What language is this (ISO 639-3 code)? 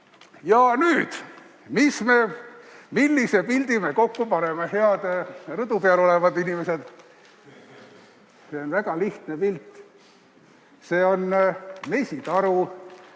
est